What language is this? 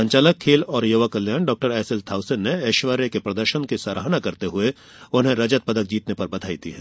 Hindi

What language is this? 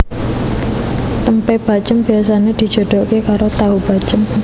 Javanese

